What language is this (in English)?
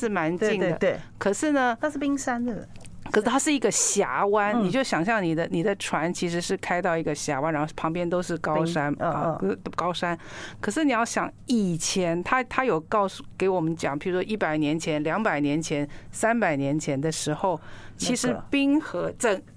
Chinese